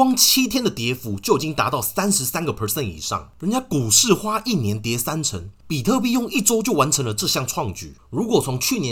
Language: Chinese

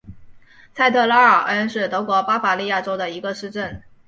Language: Chinese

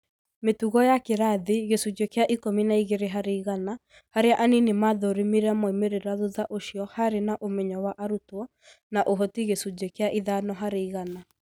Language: Kikuyu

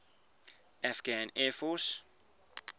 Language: English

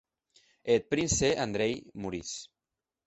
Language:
Occitan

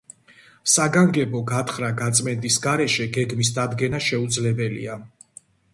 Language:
Georgian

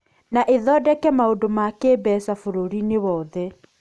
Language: Kikuyu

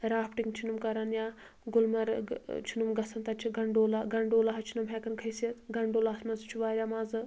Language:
Kashmiri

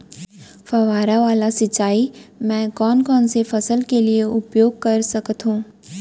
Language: Chhattisgarhi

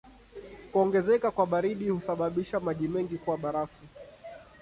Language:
Swahili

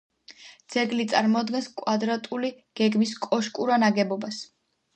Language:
Georgian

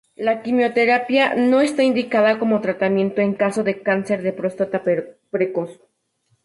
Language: Spanish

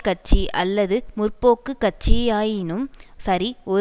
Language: Tamil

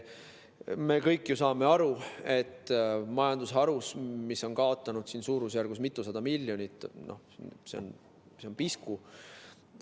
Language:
Estonian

